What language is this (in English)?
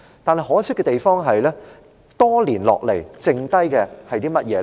Cantonese